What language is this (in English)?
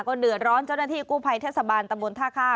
Thai